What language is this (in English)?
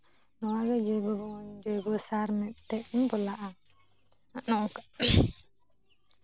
Santali